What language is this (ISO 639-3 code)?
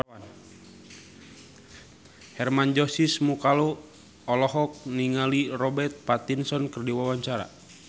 sun